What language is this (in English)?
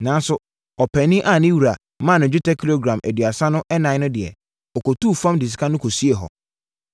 Akan